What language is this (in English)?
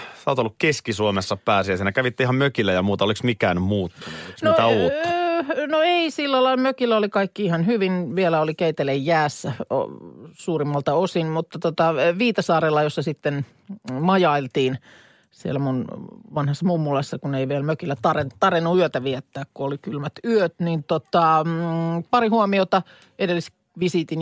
Finnish